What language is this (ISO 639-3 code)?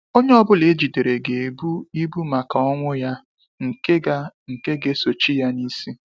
ibo